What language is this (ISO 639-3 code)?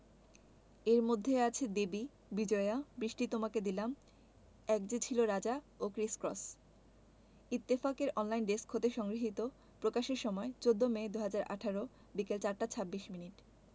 ben